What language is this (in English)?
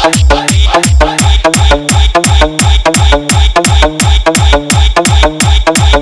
Arabic